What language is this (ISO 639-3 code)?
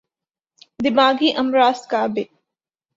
urd